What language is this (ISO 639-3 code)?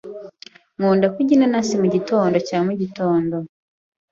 kin